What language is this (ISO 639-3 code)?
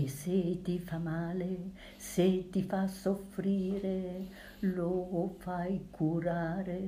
ita